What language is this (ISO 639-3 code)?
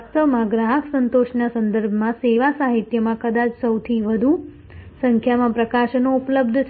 guj